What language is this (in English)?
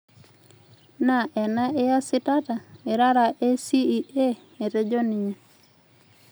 Masai